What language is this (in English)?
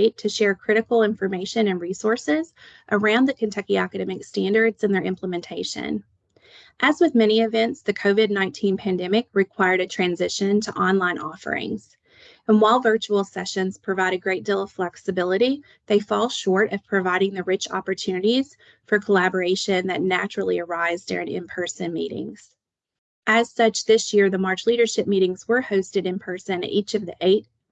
English